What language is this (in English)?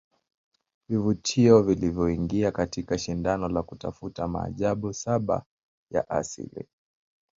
Swahili